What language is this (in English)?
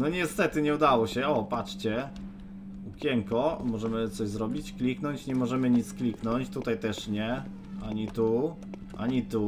Polish